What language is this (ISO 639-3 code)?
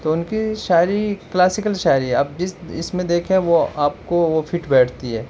urd